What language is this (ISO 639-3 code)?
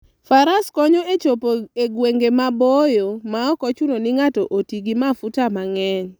luo